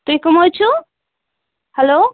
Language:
Kashmiri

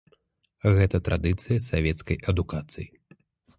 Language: Belarusian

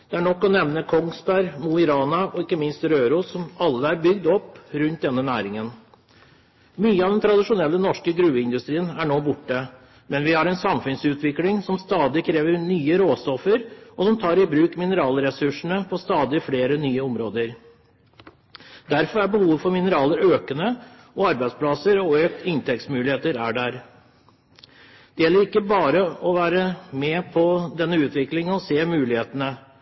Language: Norwegian Bokmål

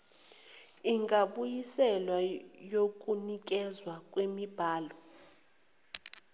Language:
Zulu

